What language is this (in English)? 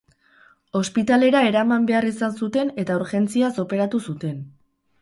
Basque